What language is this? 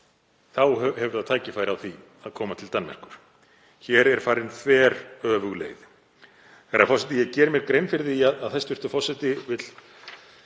Icelandic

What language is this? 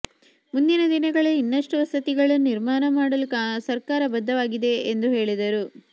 Kannada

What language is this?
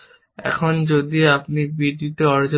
Bangla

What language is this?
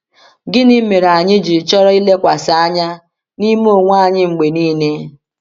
Igbo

